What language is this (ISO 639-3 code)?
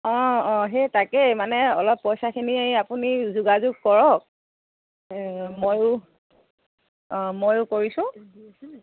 asm